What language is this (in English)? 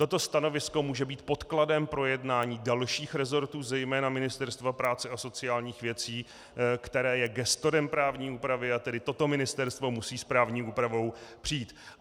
Czech